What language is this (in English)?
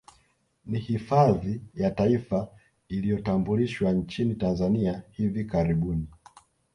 Swahili